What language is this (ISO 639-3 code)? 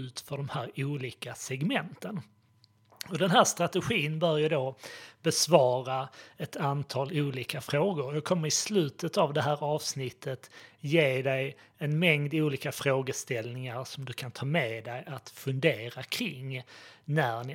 swe